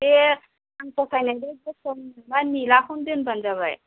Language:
Bodo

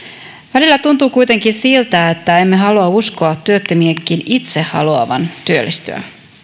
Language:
Finnish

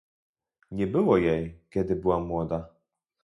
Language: Polish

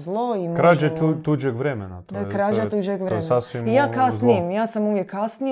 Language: Croatian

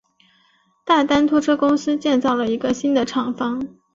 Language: Chinese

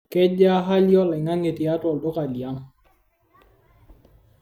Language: Masai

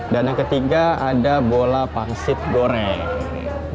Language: Indonesian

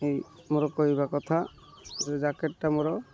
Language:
Odia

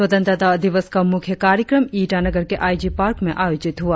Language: Hindi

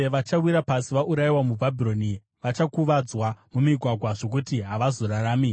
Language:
Shona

